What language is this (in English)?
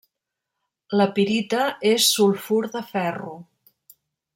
Catalan